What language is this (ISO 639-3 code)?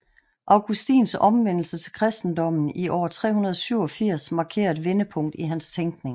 dan